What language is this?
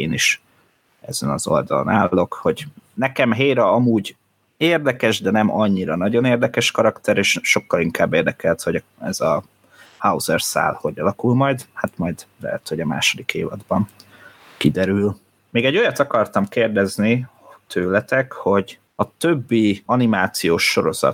Hungarian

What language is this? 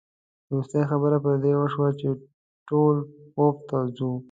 Pashto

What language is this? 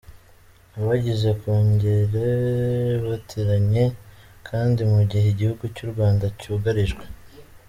Kinyarwanda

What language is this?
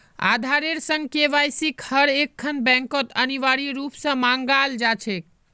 Magahi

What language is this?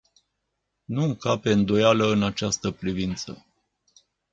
Romanian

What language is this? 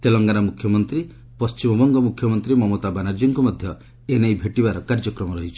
Odia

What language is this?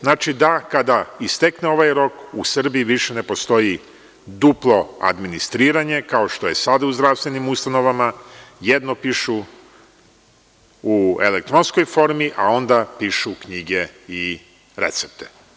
Serbian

